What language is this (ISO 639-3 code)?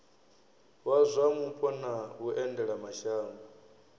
ven